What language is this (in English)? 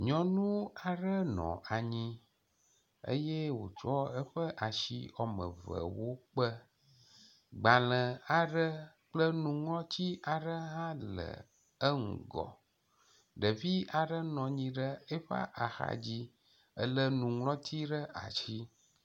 Ewe